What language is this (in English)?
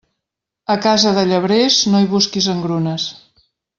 Catalan